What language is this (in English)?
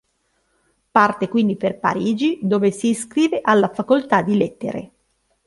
Italian